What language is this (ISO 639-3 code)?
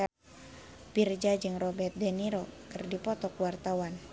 sun